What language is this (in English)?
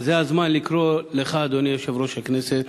Hebrew